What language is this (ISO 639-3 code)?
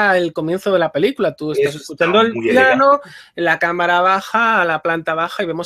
spa